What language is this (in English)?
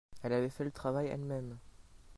French